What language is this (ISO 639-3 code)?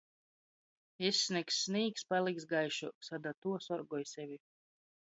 ltg